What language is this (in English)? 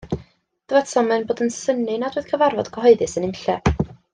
Welsh